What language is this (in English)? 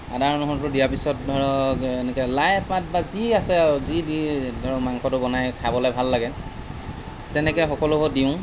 Assamese